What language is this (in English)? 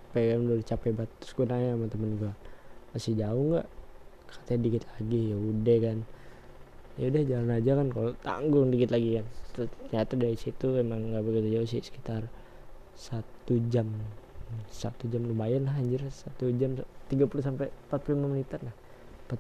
Indonesian